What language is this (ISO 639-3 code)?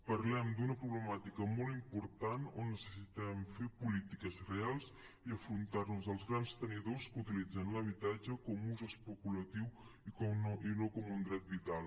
cat